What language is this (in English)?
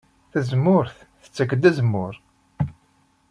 Kabyle